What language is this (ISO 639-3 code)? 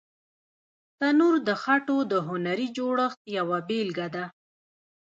pus